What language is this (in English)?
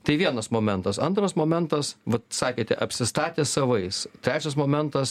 Lithuanian